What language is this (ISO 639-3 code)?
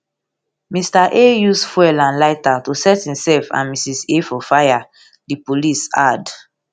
pcm